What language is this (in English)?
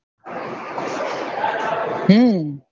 Gujarati